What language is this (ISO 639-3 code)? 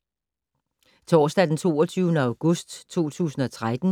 dan